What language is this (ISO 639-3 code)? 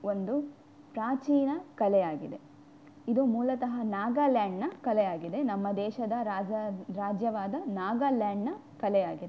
kan